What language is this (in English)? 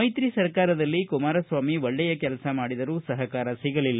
Kannada